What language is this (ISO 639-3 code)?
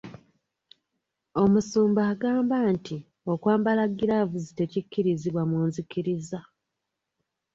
lug